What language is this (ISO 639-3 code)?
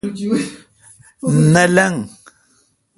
xka